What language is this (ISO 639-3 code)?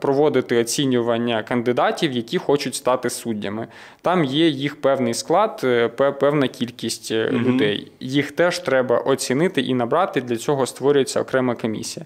ukr